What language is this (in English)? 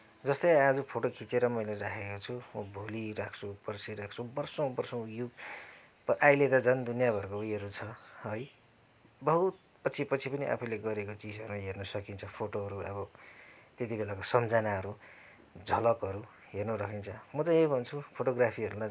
Nepali